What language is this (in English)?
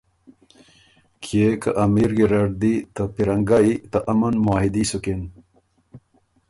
Ormuri